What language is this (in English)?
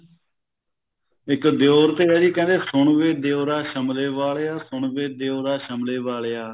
Punjabi